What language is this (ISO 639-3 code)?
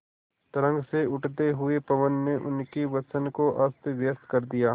hin